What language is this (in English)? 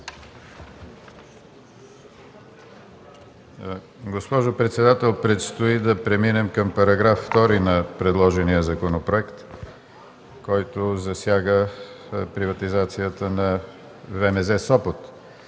Bulgarian